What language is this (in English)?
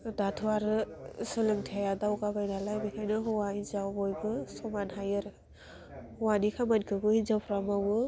Bodo